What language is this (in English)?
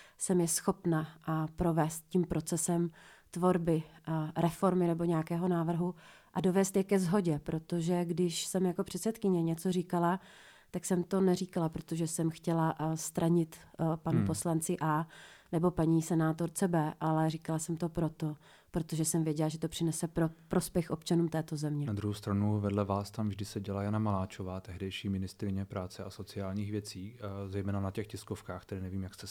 Czech